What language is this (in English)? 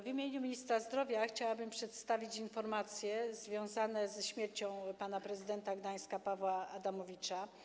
Polish